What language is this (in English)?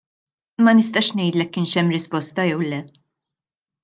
Maltese